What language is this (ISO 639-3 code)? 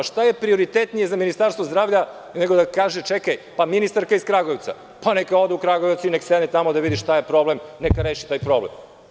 srp